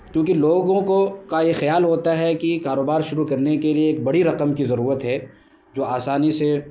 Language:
Urdu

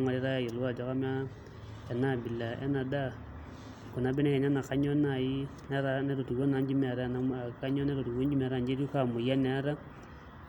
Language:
Masai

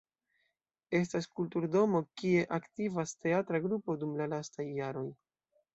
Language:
Esperanto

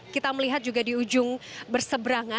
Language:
Indonesian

